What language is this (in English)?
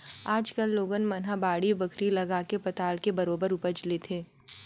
Chhattisgarhi